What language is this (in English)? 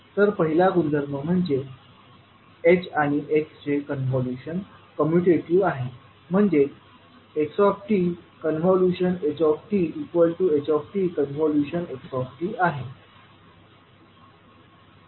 Marathi